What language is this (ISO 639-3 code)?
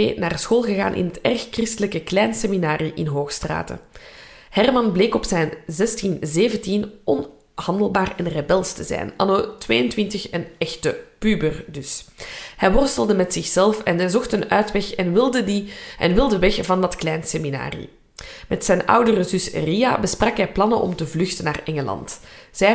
nld